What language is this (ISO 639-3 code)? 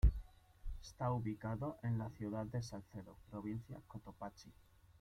spa